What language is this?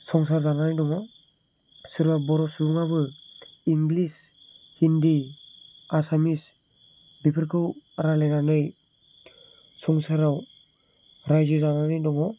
Bodo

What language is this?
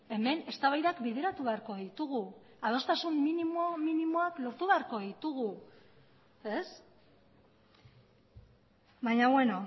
Basque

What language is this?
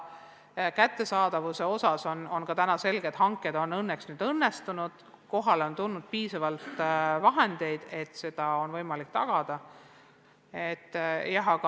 Estonian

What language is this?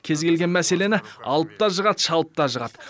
Kazakh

